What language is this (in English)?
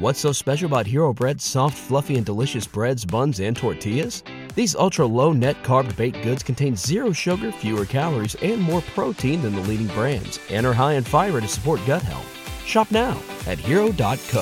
English